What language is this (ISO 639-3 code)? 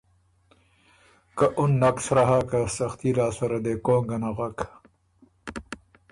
oru